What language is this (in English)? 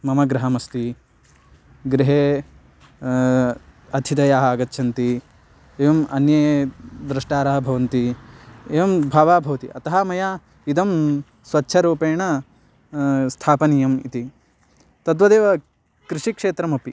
Sanskrit